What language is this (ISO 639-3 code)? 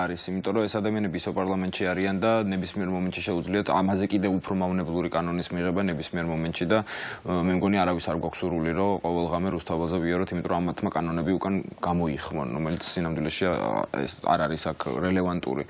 ron